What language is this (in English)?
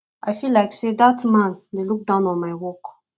Nigerian Pidgin